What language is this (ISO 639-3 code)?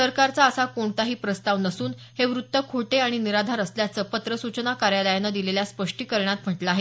mar